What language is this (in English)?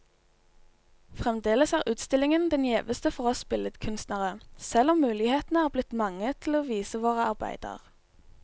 Norwegian